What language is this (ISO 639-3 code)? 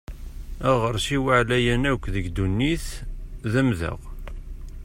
kab